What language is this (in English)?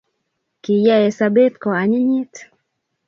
Kalenjin